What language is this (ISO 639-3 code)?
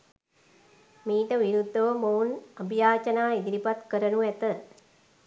sin